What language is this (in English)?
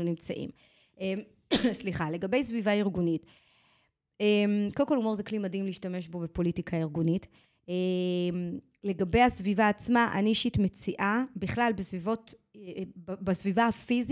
Hebrew